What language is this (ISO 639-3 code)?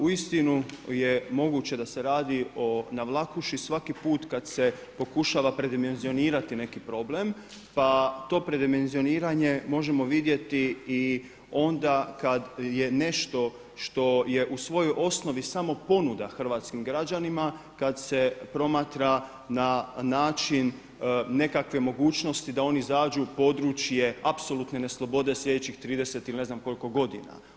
hrv